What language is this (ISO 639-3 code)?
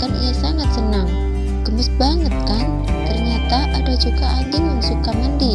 ind